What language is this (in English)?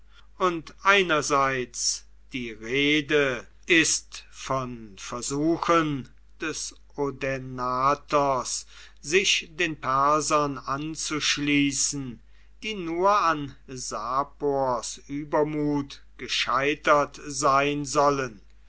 German